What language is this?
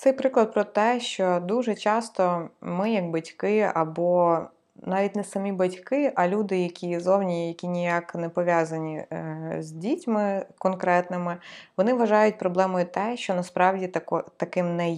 Ukrainian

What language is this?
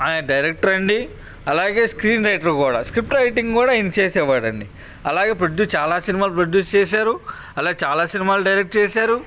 Telugu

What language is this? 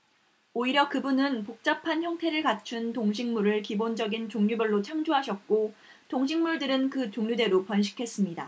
Korean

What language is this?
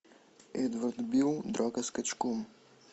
Russian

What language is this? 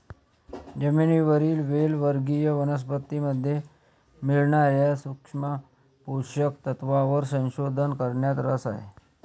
Marathi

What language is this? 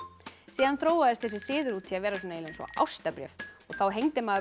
Icelandic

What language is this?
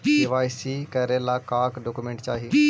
Magahi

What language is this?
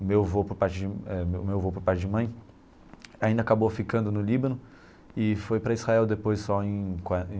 Portuguese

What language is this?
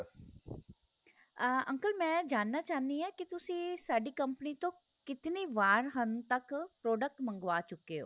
Punjabi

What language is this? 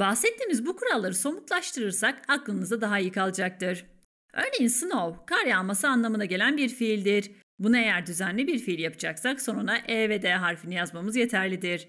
Turkish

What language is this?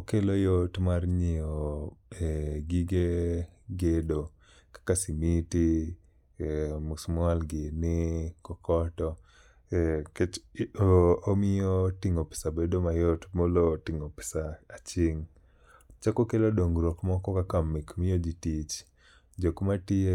Luo (Kenya and Tanzania)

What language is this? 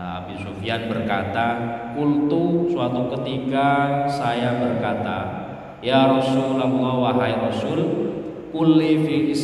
Indonesian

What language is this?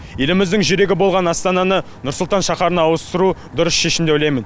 Kazakh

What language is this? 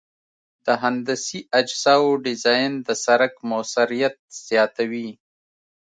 Pashto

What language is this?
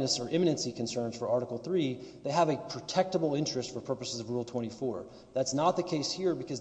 English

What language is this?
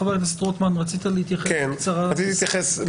Hebrew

